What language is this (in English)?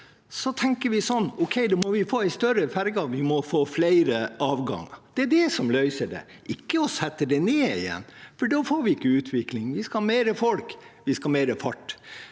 Norwegian